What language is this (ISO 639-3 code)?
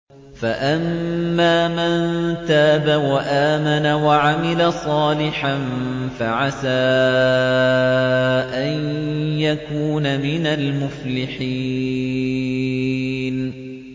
ara